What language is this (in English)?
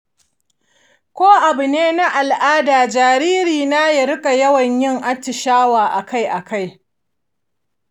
Hausa